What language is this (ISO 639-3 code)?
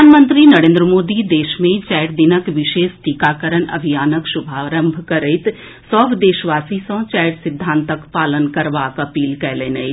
mai